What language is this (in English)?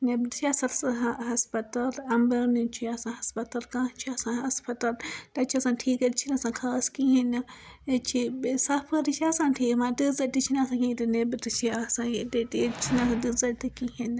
Kashmiri